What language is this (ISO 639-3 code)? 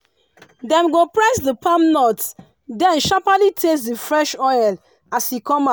pcm